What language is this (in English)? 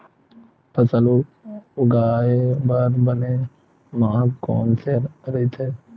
Chhattisgarhi